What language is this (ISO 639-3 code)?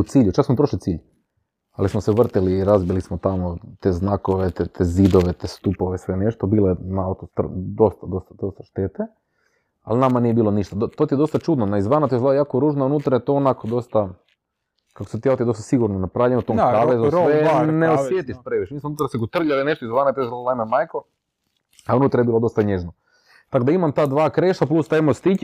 hrv